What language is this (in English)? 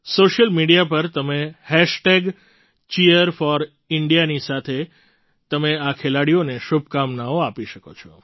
Gujarati